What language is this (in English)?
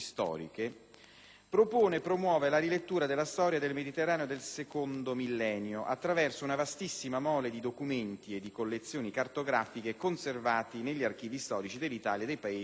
Italian